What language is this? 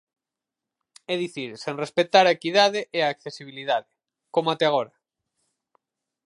Galician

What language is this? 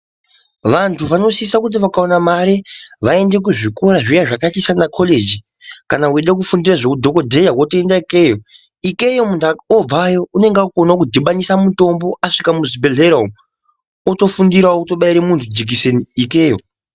Ndau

